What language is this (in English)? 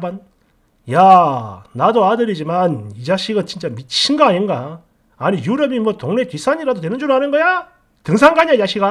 Korean